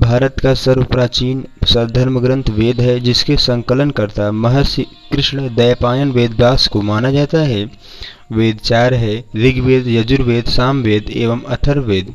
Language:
Hindi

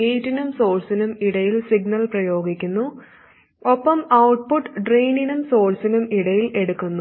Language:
Malayalam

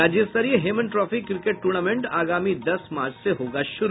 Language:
Hindi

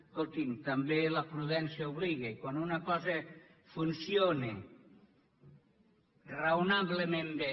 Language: Catalan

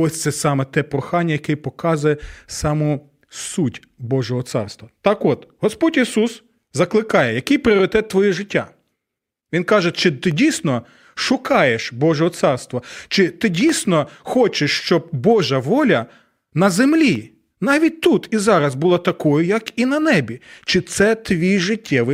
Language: Ukrainian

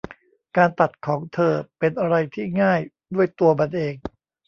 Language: Thai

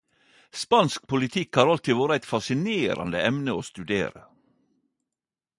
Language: Norwegian Nynorsk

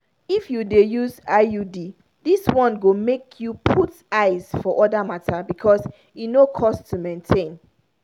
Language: Nigerian Pidgin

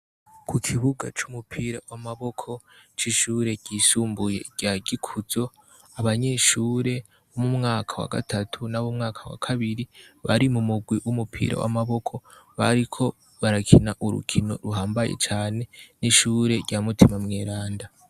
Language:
Rundi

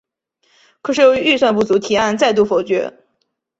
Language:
Chinese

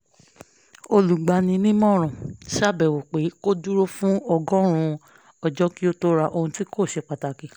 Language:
Yoruba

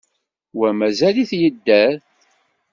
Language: Kabyle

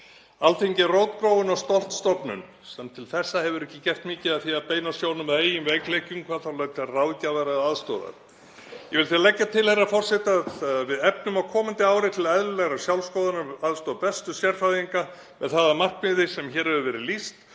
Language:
Icelandic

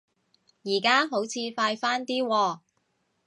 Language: Cantonese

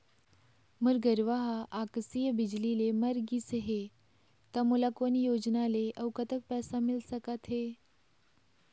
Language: Chhattisgarhi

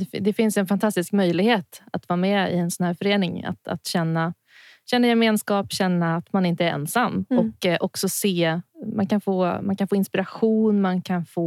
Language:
Swedish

